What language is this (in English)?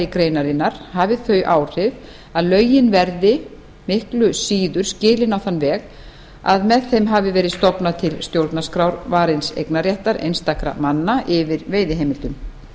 Icelandic